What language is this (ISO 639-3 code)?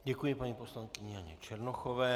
ces